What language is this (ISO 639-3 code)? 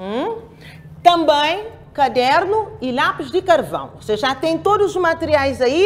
por